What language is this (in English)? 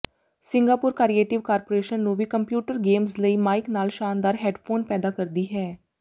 Punjabi